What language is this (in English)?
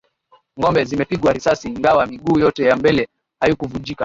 Swahili